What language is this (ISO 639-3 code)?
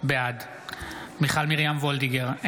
heb